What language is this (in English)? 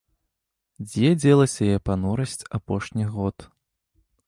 Belarusian